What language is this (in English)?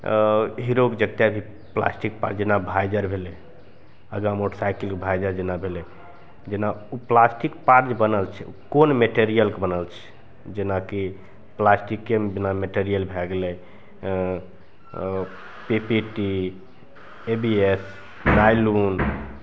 Maithili